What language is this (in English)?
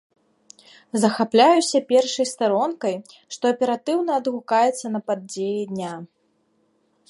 Belarusian